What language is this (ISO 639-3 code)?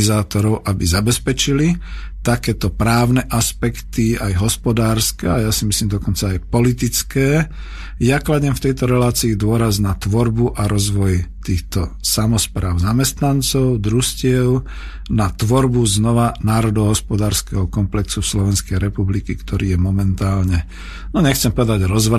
slk